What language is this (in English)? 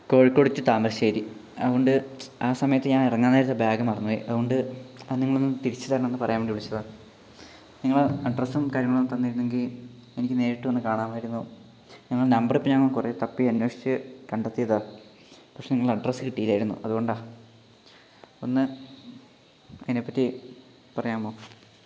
Malayalam